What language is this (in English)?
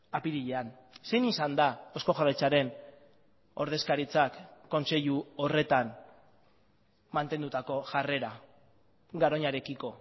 Basque